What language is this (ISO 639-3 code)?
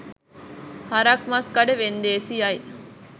sin